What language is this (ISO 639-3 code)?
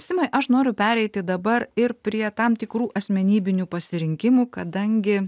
lit